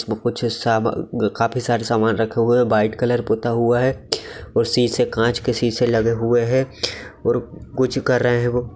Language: Magahi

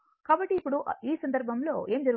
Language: Telugu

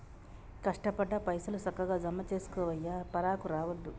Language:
Telugu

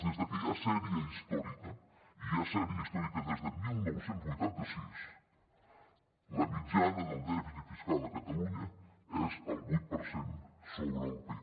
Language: Catalan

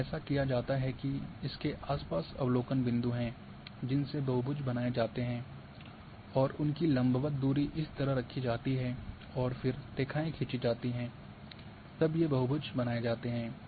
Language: Hindi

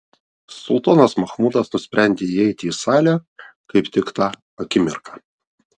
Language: Lithuanian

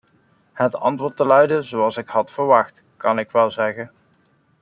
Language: Dutch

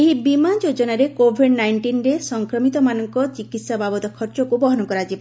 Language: Odia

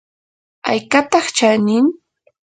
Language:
Yanahuanca Pasco Quechua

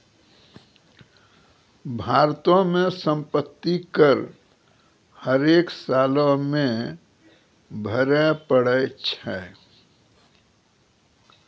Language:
Maithili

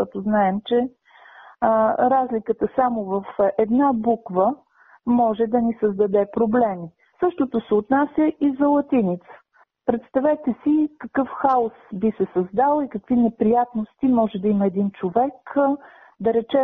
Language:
Bulgarian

